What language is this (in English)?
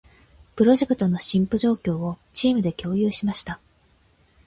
Japanese